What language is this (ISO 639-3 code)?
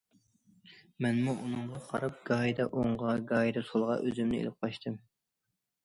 uig